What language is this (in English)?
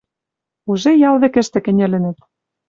Western Mari